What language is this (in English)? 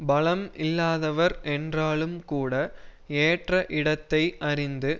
Tamil